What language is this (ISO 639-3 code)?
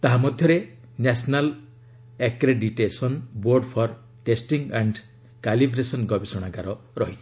ori